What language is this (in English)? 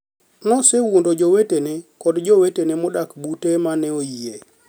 Luo (Kenya and Tanzania)